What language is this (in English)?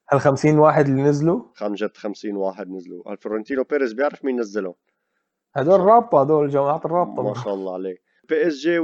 Arabic